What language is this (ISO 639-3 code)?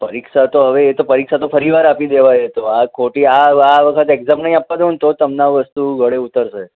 guj